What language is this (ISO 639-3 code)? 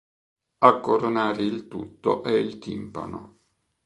ita